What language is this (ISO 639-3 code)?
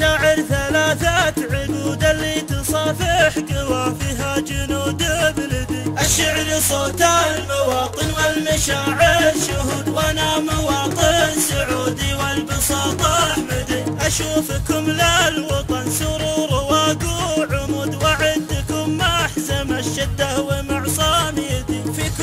ara